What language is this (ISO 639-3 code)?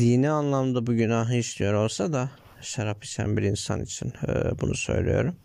tur